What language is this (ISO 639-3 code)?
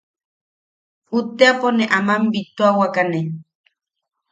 yaq